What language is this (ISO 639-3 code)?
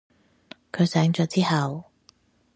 yue